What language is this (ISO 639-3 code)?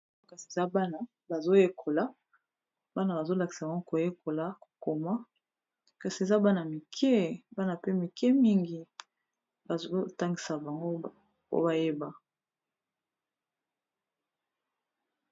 lin